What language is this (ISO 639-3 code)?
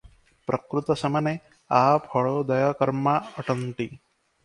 ori